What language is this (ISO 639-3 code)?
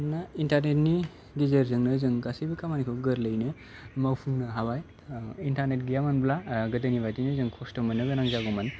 brx